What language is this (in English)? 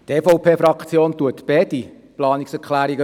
Swiss German